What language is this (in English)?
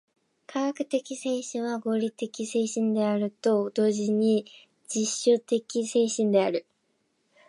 Japanese